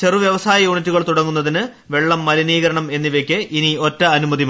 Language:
Malayalam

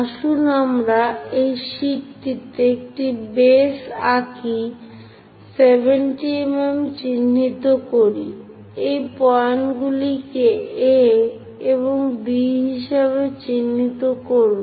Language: Bangla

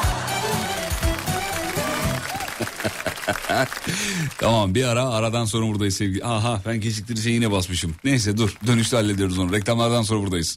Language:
Turkish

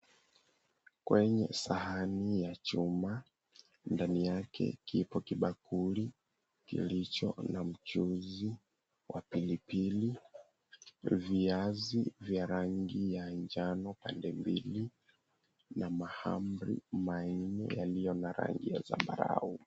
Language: Swahili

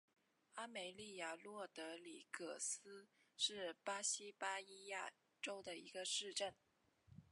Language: Chinese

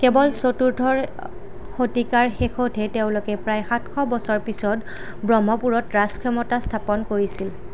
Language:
Assamese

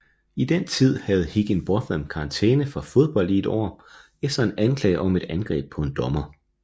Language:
Danish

